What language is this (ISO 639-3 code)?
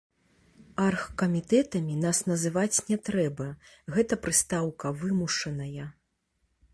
bel